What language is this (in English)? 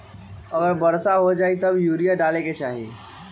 Magahi